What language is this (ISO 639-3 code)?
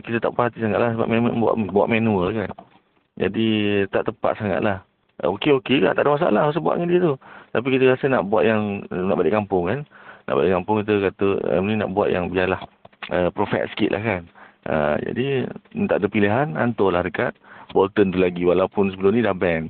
msa